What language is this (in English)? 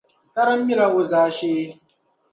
Dagbani